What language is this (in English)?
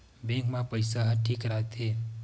Chhattisgarhi